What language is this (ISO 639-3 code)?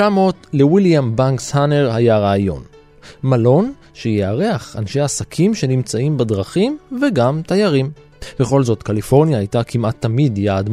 heb